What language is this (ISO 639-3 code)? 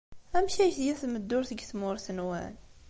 kab